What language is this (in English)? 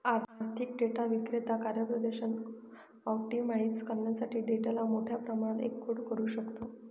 Marathi